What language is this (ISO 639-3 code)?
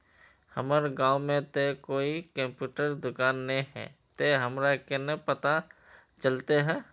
mag